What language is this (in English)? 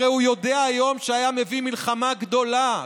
Hebrew